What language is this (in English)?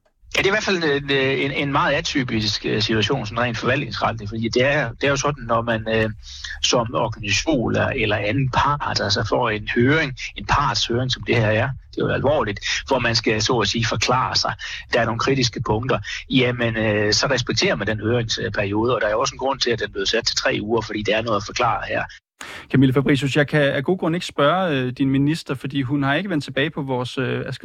Danish